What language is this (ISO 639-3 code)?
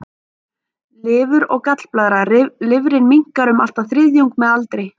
isl